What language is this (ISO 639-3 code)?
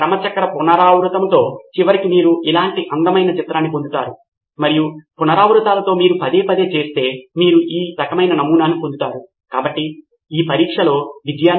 tel